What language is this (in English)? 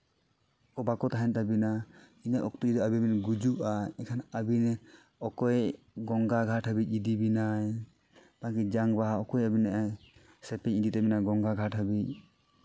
Santali